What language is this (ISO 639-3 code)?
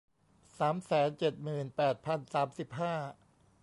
tha